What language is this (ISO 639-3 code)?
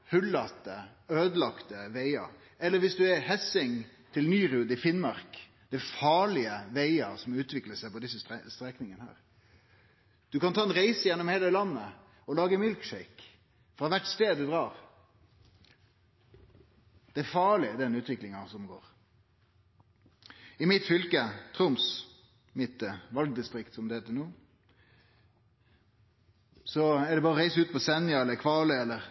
nno